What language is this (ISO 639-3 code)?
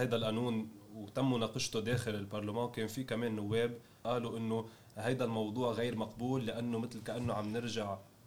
ara